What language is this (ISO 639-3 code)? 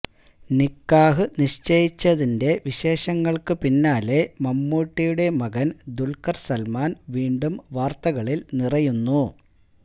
mal